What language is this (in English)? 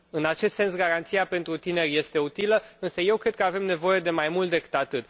Romanian